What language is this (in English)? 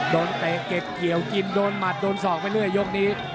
Thai